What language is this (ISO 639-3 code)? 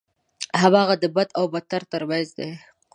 pus